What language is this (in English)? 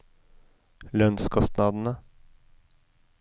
Norwegian